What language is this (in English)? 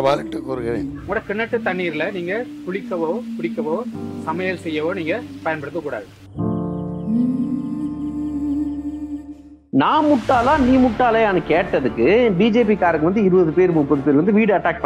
Tamil